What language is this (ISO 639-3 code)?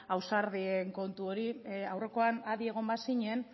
eus